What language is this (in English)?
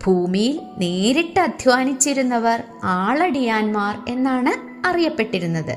Malayalam